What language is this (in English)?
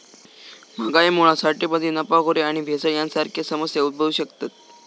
Marathi